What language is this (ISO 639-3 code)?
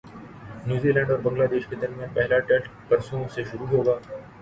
urd